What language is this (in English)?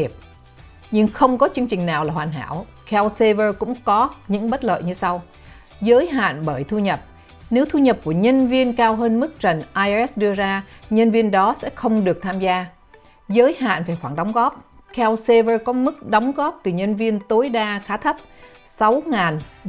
Vietnamese